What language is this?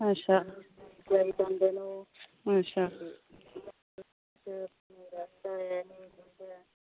Dogri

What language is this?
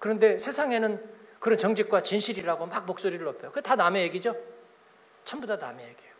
Korean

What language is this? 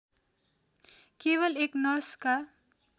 Nepali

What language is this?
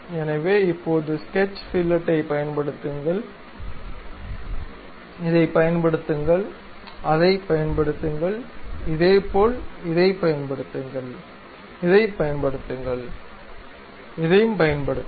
Tamil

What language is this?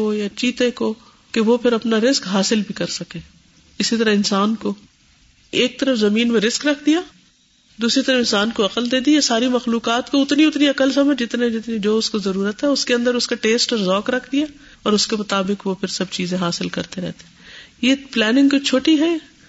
Urdu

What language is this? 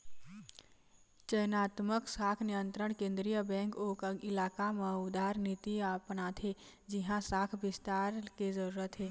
Chhattisgarhi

